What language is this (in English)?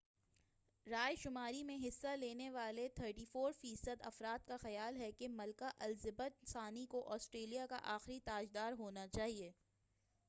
Urdu